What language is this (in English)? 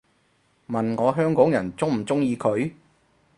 Cantonese